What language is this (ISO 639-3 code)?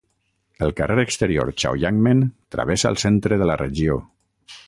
cat